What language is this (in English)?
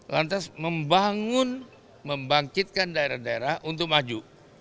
Indonesian